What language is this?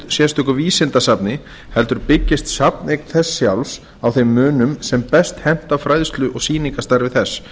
Icelandic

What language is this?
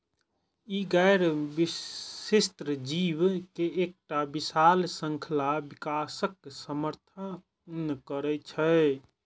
Maithili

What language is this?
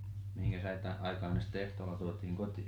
Finnish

